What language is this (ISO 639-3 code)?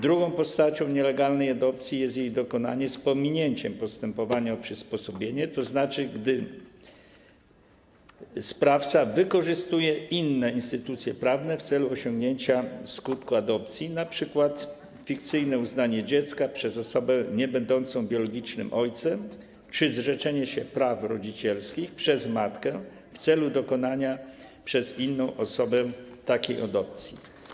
pol